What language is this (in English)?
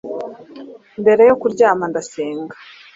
Kinyarwanda